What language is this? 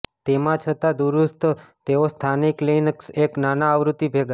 Gujarati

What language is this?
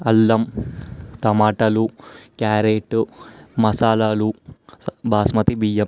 Telugu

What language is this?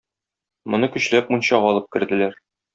Tatar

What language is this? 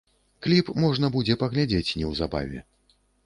Belarusian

